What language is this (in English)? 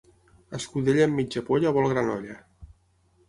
Catalan